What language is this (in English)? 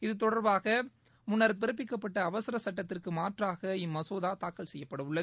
Tamil